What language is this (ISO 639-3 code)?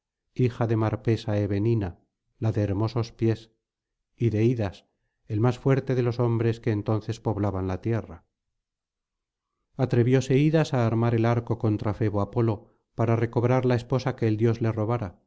spa